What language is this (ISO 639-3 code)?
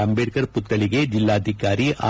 kan